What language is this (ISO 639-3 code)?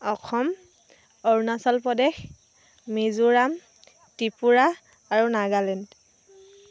asm